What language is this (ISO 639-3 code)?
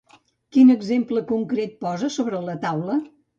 cat